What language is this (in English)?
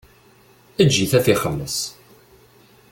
Kabyle